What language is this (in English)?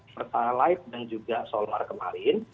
Indonesian